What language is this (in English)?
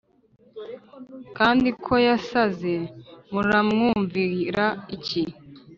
Kinyarwanda